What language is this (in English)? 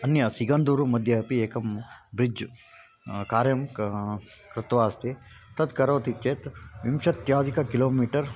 Sanskrit